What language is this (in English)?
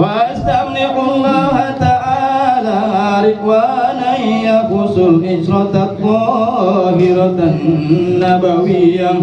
Indonesian